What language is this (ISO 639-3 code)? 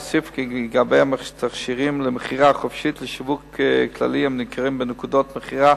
heb